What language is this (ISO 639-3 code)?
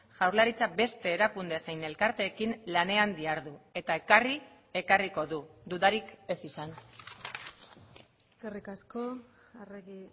eus